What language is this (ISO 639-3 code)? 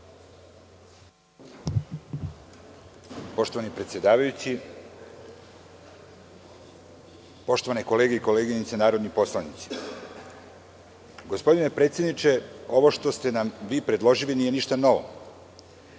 srp